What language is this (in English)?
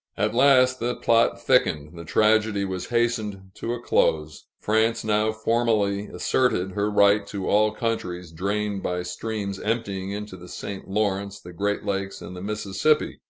English